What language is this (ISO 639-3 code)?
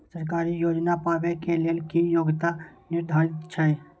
mai